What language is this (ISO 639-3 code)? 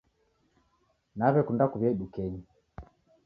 dav